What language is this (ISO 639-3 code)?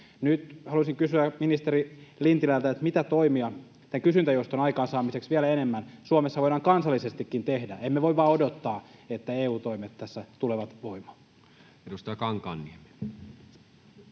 fin